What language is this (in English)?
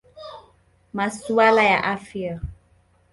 Swahili